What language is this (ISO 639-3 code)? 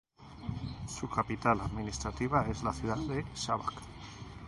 spa